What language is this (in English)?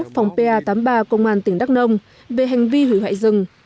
Vietnamese